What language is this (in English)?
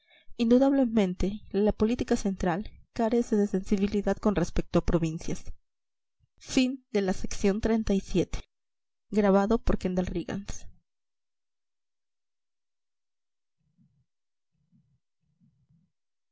Spanish